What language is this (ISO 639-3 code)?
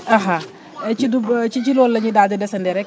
wol